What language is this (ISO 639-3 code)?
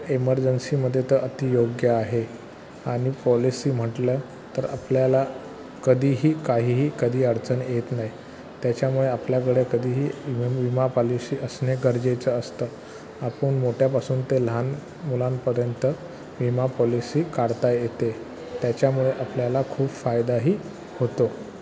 mar